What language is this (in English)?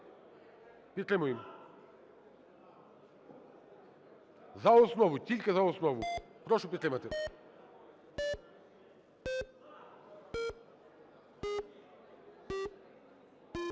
Ukrainian